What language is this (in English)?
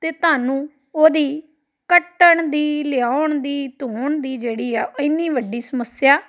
Punjabi